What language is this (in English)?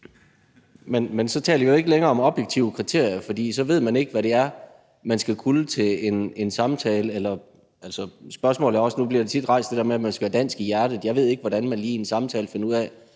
Danish